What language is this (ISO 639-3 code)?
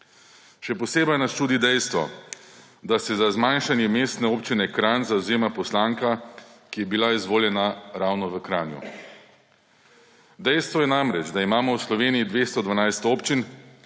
slv